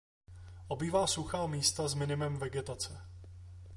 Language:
Czech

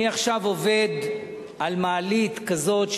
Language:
Hebrew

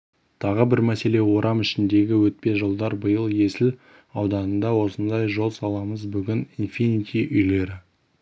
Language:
Kazakh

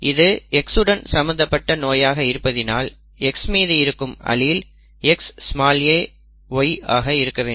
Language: Tamil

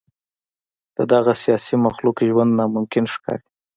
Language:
Pashto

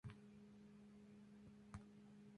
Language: Spanish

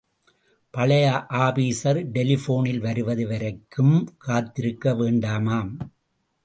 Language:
Tamil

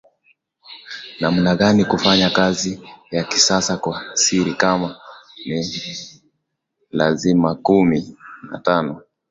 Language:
Swahili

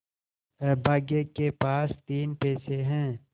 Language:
Hindi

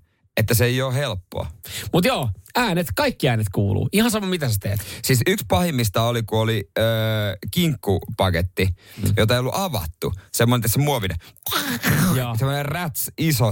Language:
Finnish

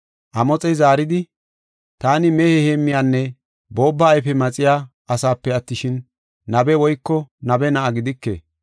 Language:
Gofa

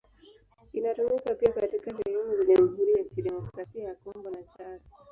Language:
Swahili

